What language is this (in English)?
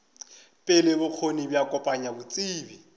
Northern Sotho